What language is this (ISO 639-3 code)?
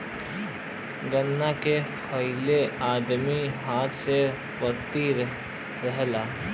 bho